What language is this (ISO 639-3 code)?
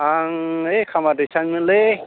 brx